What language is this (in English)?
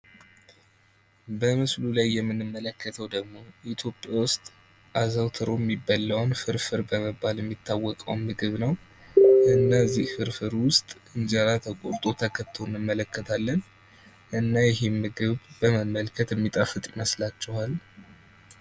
Amharic